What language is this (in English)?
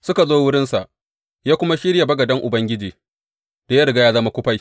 Hausa